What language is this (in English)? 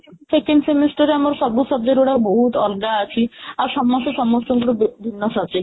Odia